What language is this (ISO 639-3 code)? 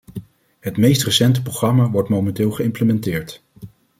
nld